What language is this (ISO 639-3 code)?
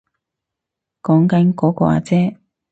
yue